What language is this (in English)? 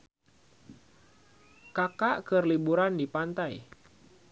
Sundanese